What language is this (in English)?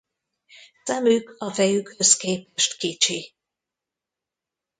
Hungarian